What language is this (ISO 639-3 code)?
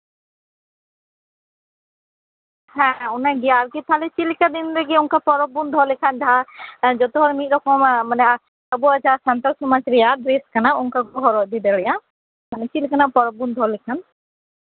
sat